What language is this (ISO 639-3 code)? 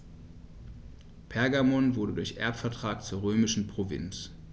deu